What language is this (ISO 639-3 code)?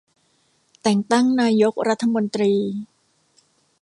tha